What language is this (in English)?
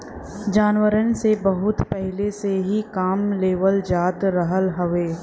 Bhojpuri